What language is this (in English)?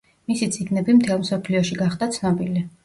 Georgian